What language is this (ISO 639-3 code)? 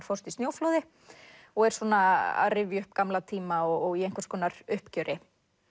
isl